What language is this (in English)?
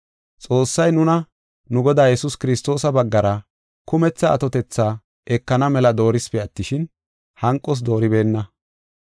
Gofa